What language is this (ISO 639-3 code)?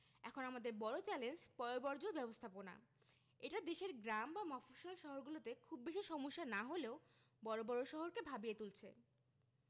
ben